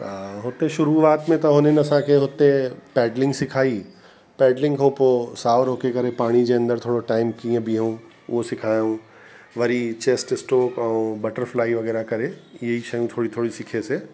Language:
Sindhi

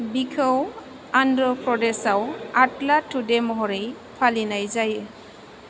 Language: Bodo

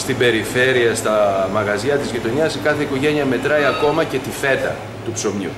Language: Greek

